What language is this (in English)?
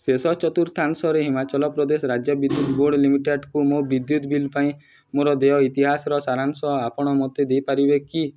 Odia